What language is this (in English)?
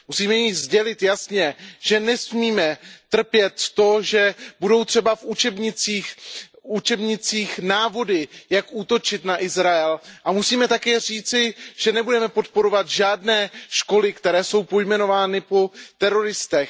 Czech